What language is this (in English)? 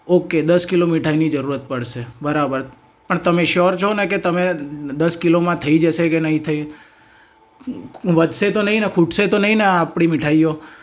Gujarati